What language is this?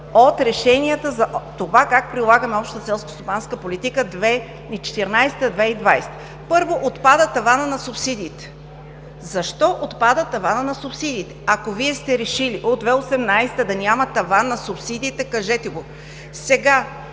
Bulgarian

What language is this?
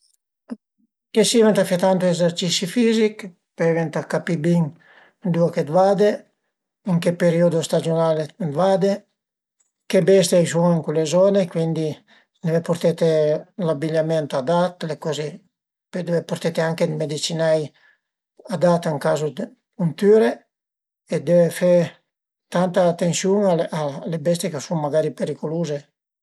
Piedmontese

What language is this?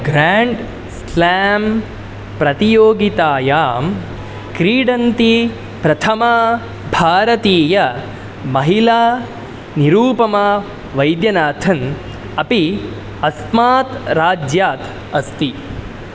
Sanskrit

